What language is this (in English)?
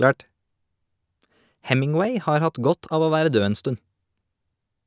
Norwegian